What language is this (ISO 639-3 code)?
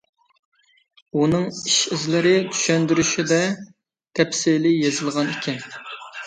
uig